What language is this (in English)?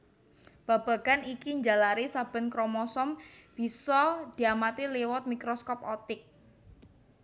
Javanese